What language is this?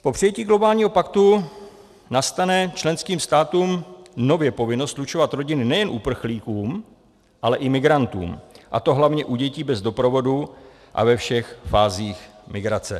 Czech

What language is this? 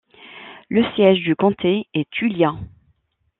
French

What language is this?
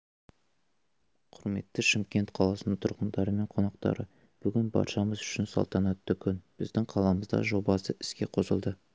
Kazakh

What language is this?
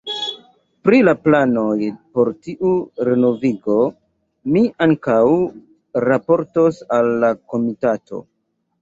Esperanto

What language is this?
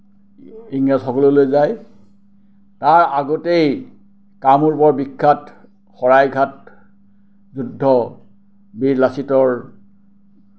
Assamese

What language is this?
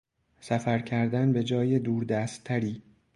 Persian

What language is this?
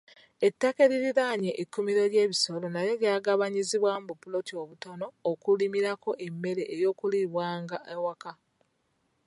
Ganda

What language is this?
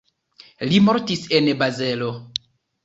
Esperanto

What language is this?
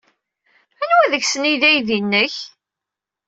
Kabyle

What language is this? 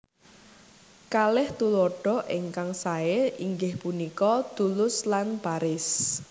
Javanese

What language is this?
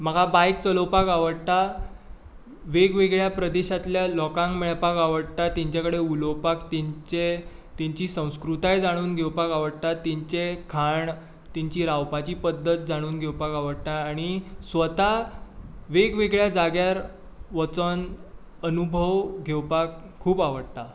Konkani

